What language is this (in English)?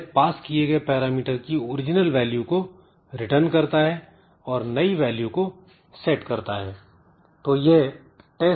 Hindi